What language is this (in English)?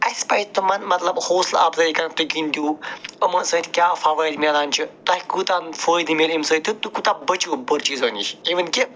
Kashmiri